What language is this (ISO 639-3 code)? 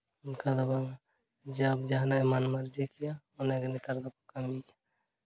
sat